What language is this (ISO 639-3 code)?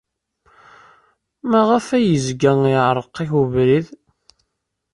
kab